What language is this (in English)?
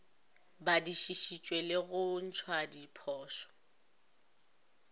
Northern Sotho